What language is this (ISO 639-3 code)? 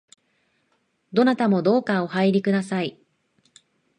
jpn